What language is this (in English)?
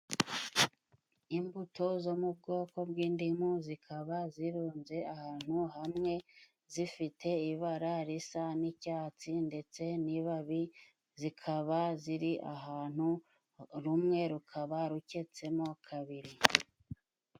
Kinyarwanda